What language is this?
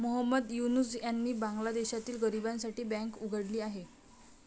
Marathi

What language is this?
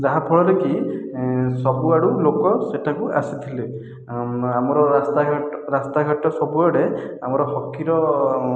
Odia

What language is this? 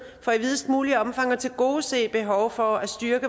Danish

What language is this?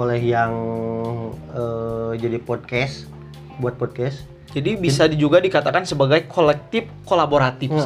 Indonesian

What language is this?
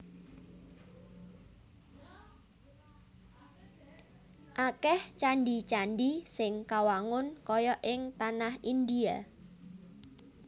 Javanese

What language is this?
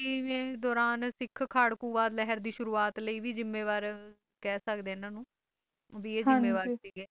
Punjabi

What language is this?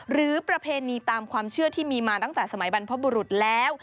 Thai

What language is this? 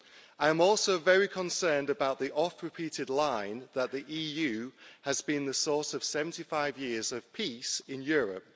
English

